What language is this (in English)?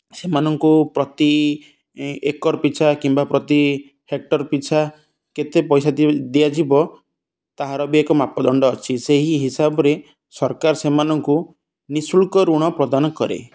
Odia